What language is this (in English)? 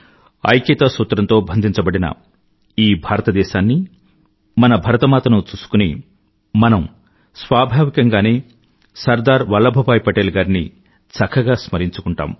Telugu